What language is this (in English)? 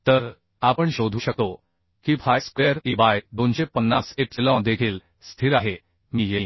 Marathi